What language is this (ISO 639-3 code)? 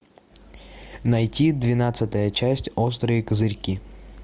rus